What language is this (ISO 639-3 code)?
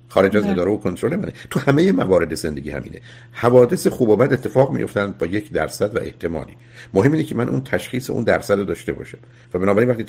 fas